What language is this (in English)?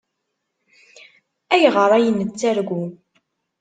Kabyle